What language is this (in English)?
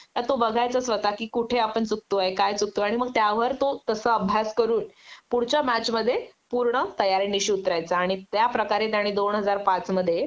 Marathi